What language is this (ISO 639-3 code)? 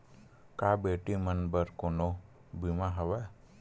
hne